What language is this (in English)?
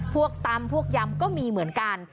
Thai